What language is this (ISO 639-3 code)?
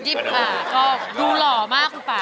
tha